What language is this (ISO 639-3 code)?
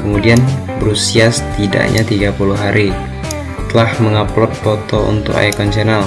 ind